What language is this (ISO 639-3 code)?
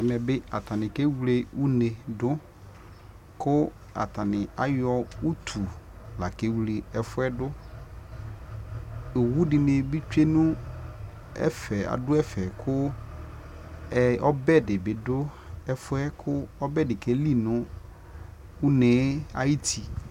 kpo